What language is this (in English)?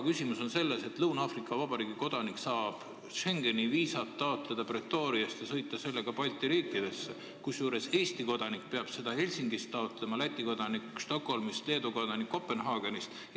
Estonian